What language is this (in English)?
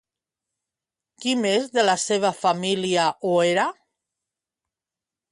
Catalan